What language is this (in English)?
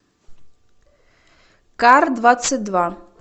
Russian